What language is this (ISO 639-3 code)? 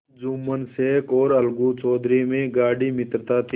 hin